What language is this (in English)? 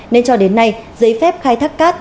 Vietnamese